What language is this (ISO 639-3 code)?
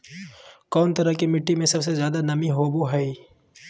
mag